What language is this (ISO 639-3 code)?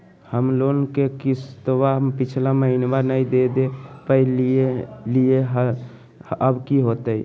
mag